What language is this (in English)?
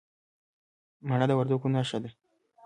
Pashto